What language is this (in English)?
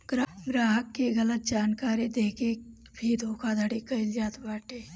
Bhojpuri